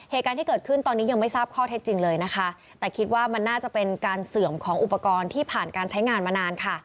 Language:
Thai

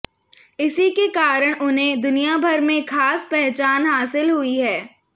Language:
Hindi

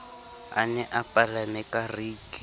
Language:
Southern Sotho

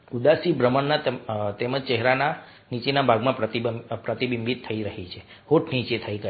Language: Gujarati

